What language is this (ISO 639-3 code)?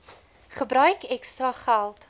afr